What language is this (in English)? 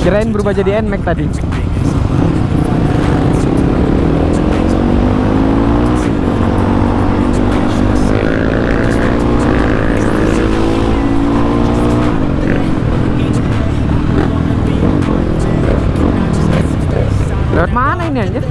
Indonesian